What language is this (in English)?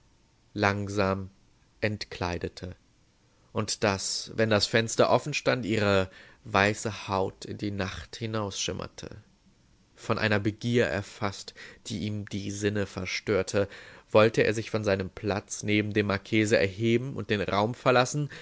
German